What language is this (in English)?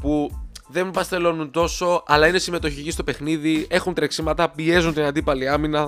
Greek